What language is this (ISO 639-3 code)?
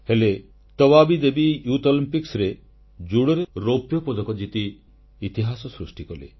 ori